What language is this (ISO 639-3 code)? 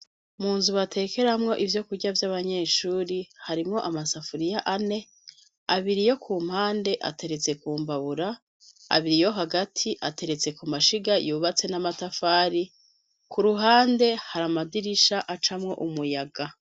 run